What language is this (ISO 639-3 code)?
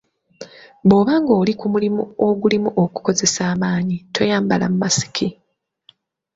lug